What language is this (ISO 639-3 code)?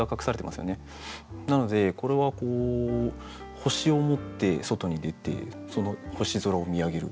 jpn